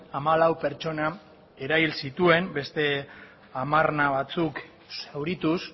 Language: Basque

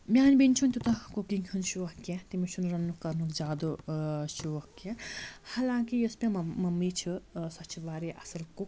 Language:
Kashmiri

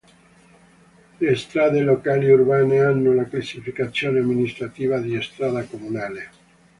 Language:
Italian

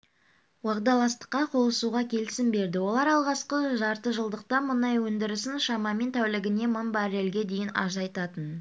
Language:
Kazakh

